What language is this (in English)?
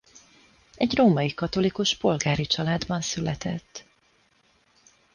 Hungarian